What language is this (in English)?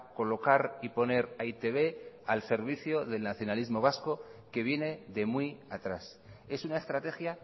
Spanish